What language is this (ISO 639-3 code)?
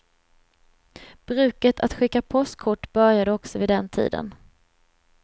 swe